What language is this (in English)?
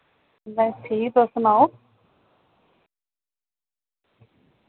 Dogri